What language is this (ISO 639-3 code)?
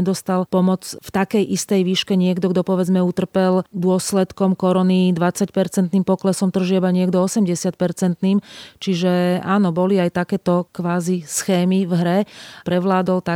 slk